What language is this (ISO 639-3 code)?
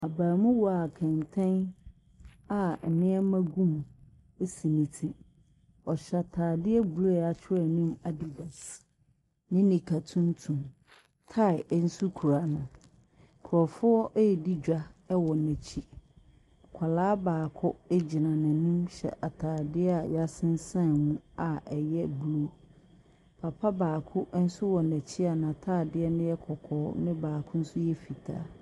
aka